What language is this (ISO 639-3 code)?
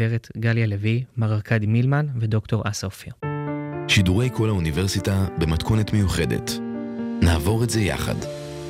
heb